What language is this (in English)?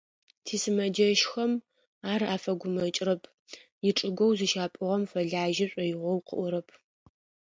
Adyghe